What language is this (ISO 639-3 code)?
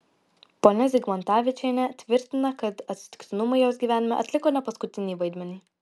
lit